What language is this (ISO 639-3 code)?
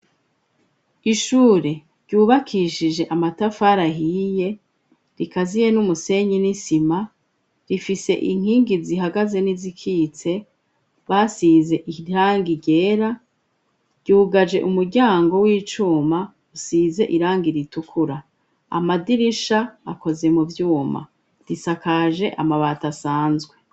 run